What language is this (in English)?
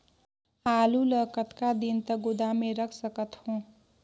Chhattisgarhi